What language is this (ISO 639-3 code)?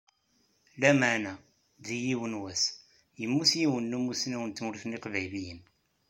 kab